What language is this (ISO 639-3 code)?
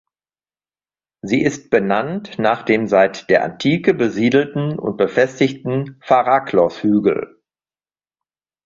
deu